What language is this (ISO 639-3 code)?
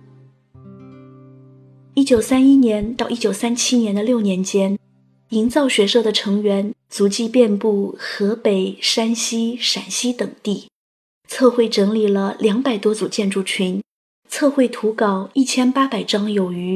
zho